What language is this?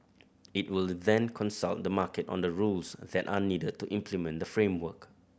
English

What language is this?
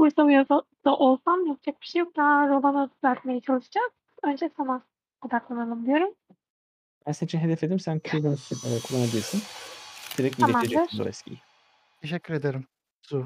Turkish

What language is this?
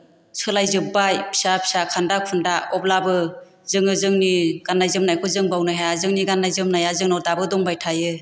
Bodo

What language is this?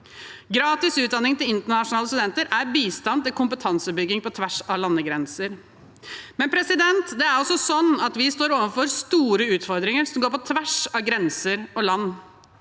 Norwegian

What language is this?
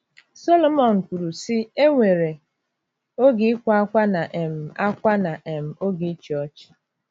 Igbo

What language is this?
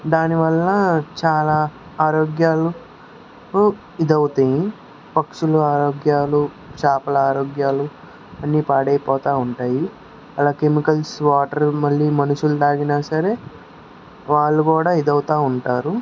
Telugu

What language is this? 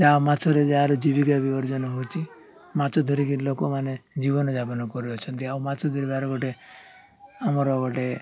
Odia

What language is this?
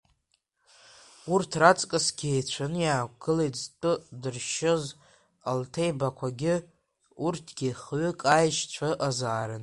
Abkhazian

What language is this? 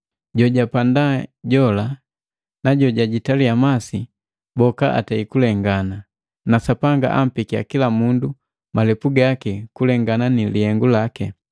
Matengo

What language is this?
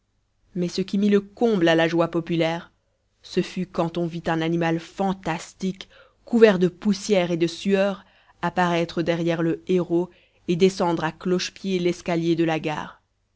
French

